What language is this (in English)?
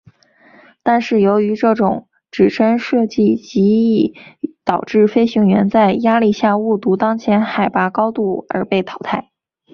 Chinese